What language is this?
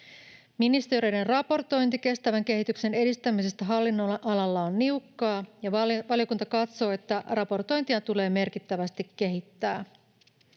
Finnish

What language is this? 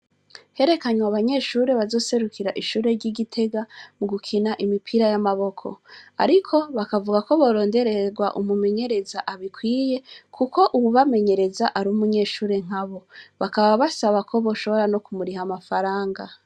Rundi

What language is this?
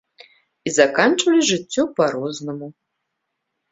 Belarusian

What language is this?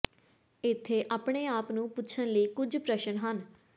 Punjabi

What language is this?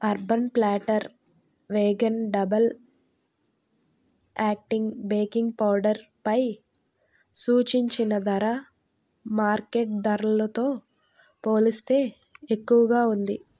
Telugu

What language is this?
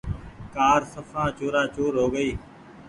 Goaria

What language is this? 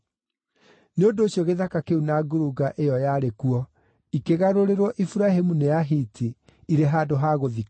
Kikuyu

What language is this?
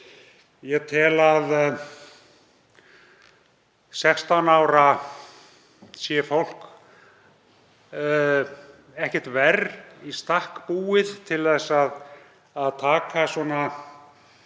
Icelandic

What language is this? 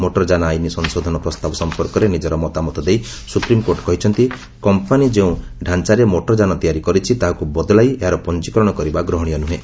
Odia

